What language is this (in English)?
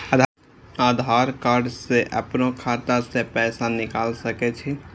Maithili